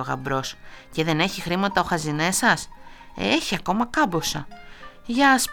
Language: Greek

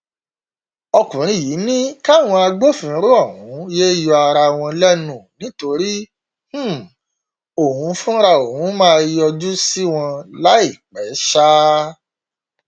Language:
Yoruba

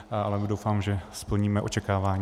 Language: Czech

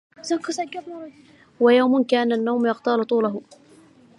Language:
Arabic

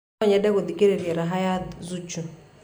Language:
Kikuyu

